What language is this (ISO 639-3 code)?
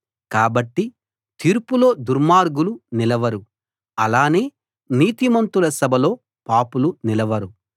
tel